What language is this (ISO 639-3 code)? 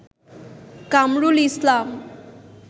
ben